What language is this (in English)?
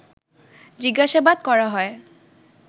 Bangla